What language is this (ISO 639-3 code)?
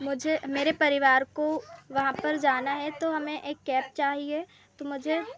hin